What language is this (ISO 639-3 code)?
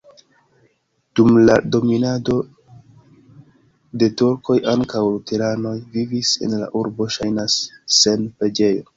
epo